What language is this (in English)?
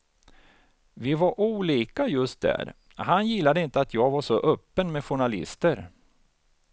Swedish